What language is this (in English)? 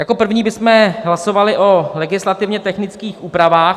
Czech